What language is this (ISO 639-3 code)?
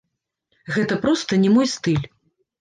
bel